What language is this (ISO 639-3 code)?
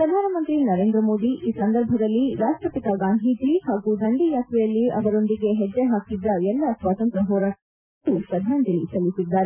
kan